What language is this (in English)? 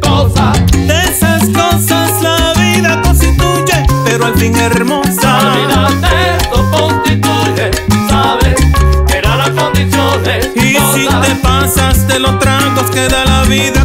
Spanish